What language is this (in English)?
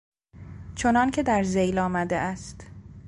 Persian